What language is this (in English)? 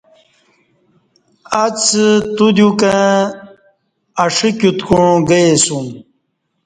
Kati